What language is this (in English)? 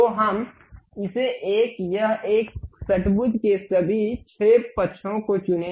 Hindi